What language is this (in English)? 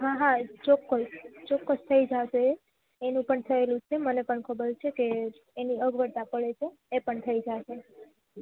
Gujarati